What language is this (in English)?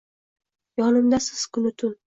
Uzbek